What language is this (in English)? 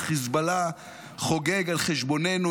Hebrew